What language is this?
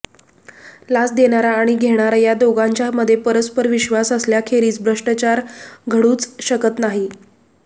Marathi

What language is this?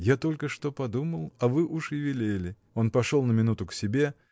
Russian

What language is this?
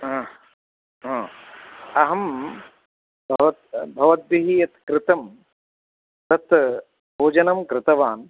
Sanskrit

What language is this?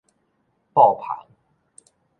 Min Nan Chinese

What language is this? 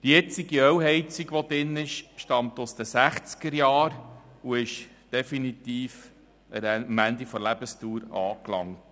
Swiss German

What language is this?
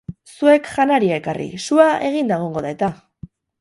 Basque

